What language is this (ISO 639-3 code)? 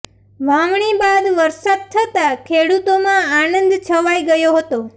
guj